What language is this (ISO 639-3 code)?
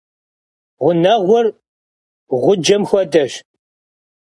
kbd